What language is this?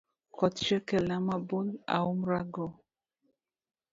Luo (Kenya and Tanzania)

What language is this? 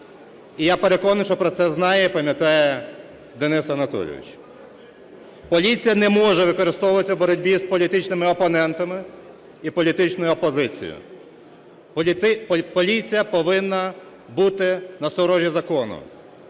Ukrainian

